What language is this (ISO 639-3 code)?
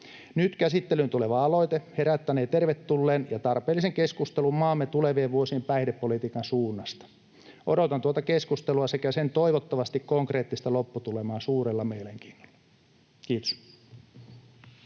fin